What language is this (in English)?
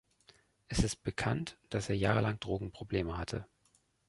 German